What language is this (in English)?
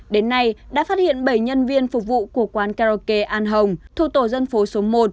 Vietnamese